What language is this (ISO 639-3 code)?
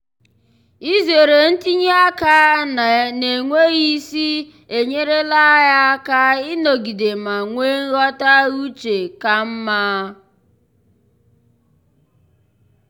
ibo